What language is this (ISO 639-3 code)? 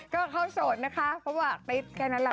tha